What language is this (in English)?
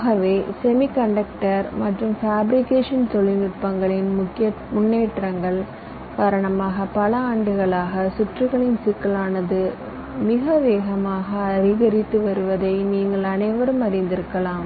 Tamil